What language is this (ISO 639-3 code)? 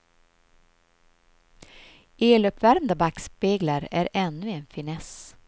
swe